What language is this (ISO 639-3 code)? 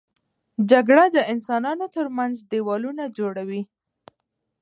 pus